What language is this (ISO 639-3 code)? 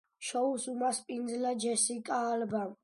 kat